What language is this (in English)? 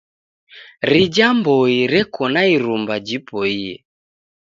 Taita